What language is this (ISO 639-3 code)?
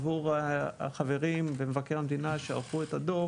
heb